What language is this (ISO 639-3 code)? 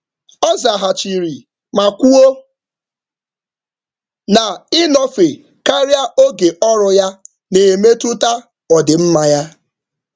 ibo